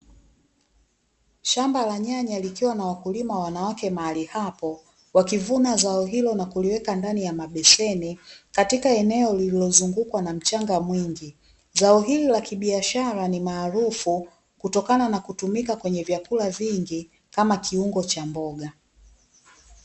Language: Swahili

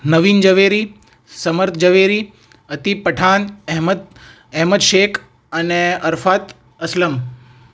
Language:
Gujarati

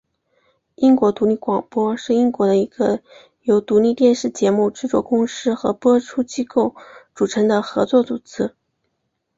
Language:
Chinese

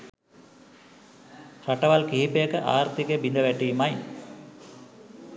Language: Sinhala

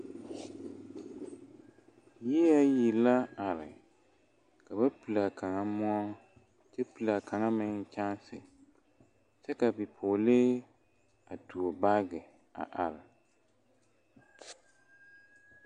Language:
Southern Dagaare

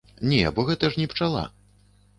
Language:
Belarusian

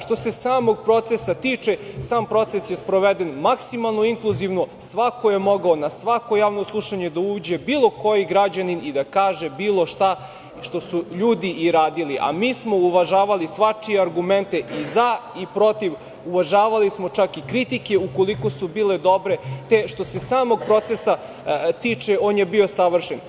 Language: Serbian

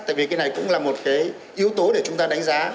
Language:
Vietnamese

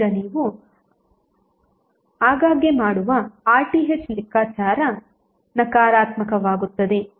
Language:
Kannada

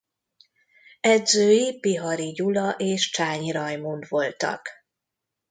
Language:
Hungarian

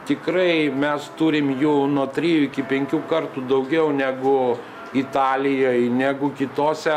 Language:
Lithuanian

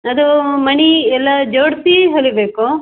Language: Kannada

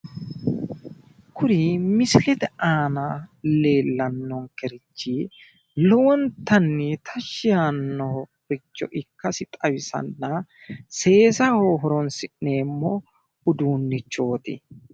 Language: Sidamo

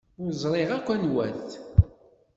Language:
Kabyle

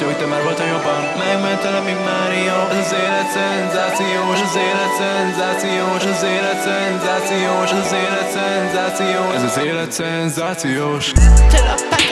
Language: Hungarian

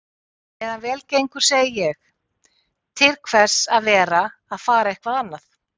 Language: Icelandic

